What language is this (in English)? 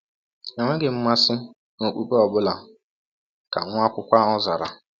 Igbo